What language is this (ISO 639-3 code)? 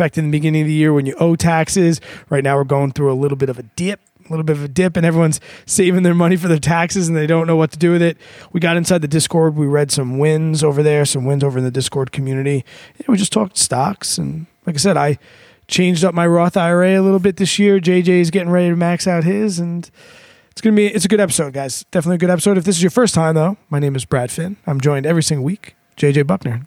eng